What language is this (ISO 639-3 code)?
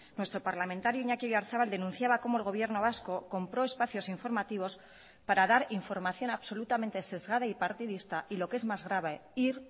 spa